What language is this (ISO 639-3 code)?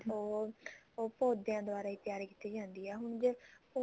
pan